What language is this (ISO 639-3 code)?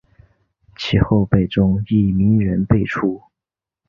zho